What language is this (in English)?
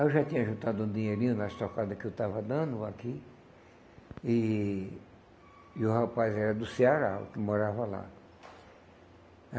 Portuguese